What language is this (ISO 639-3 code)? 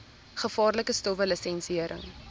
afr